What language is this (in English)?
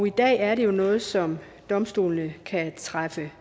Danish